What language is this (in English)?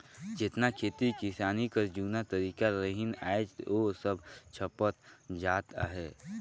Chhattisgarhi